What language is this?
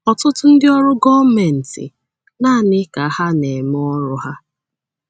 Igbo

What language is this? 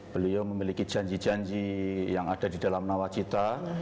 Indonesian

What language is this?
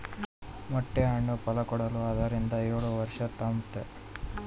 Kannada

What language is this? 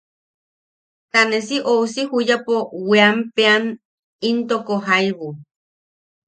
Yaqui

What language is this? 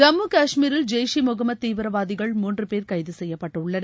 Tamil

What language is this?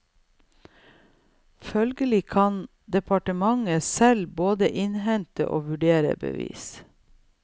Norwegian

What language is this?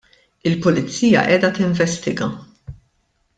Maltese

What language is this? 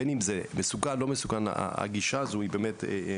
Hebrew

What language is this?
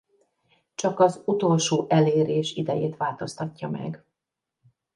Hungarian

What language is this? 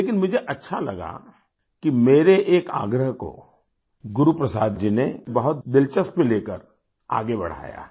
Hindi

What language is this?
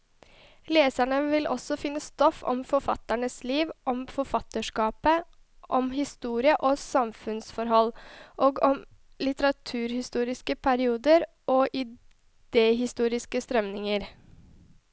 Norwegian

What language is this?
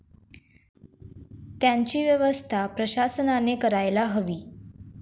Marathi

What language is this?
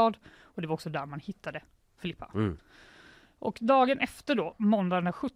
Swedish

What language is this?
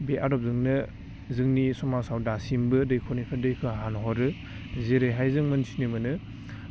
Bodo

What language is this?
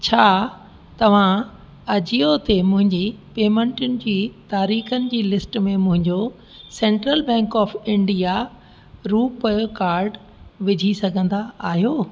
Sindhi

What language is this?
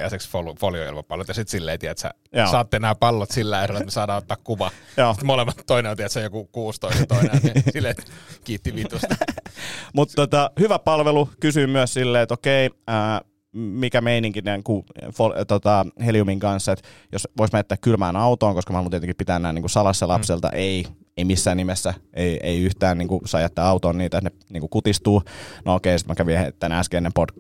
Finnish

